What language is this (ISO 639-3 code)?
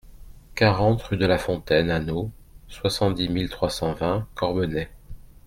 fra